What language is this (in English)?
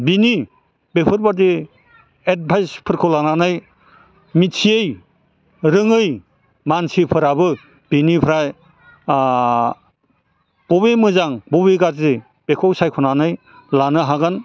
Bodo